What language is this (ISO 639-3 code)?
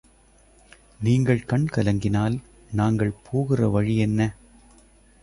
tam